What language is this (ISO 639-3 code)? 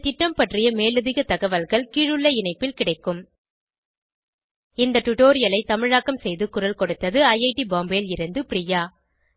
tam